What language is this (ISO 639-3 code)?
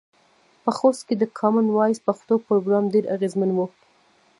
pus